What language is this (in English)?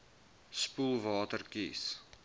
Afrikaans